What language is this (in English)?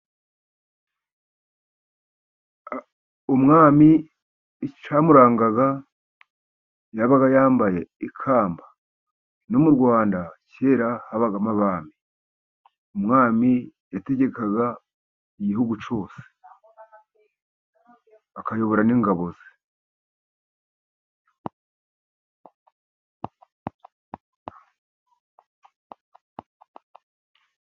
Kinyarwanda